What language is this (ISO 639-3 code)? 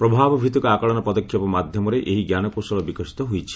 ori